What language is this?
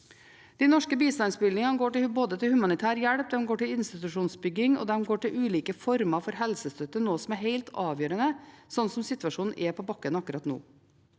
Norwegian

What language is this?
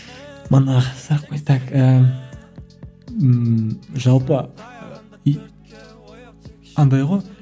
Kazakh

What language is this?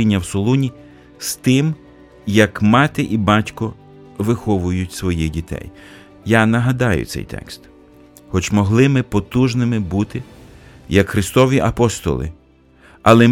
Ukrainian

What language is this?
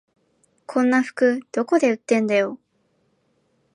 Japanese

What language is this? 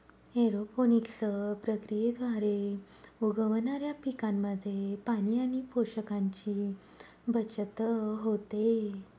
Marathi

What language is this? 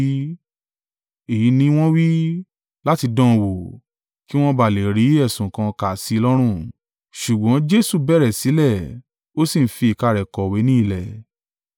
Yoruba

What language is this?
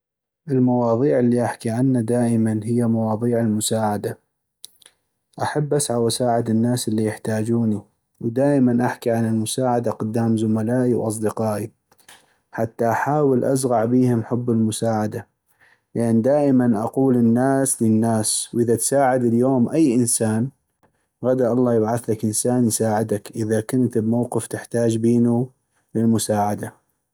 North Mesopotamian Arabic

